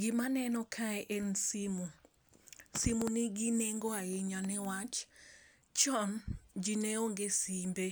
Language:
Luo (Kenya and Tanzania)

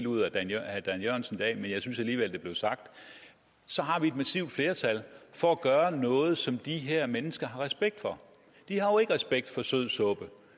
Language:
Danish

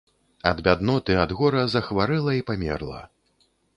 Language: Belarusian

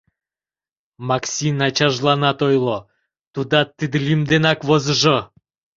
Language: Mari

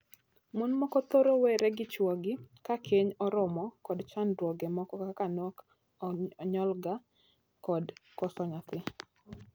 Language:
Luo (Kenya and Tanzania)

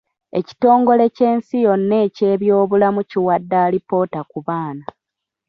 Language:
Ganda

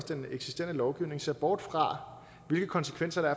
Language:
Danish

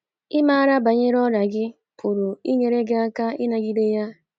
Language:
Igbo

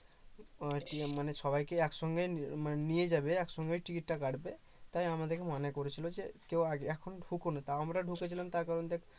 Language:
Bangla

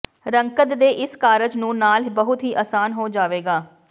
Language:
Punjabi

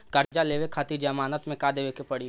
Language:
Bhojpuri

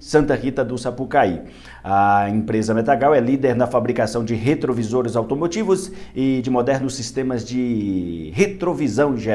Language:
Portuguese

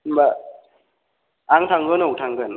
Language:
Bodo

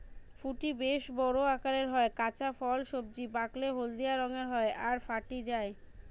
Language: Bangla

